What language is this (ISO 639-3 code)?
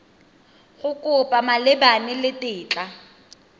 tsn